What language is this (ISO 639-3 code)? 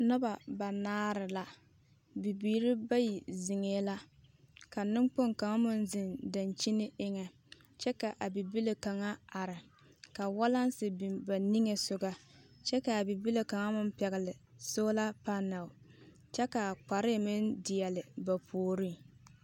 dga